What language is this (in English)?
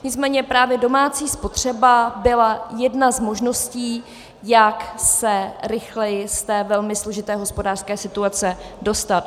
Czech